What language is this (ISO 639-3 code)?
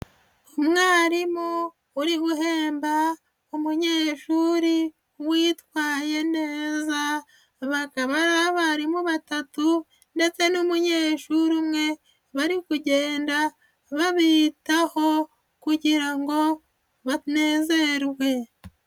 kin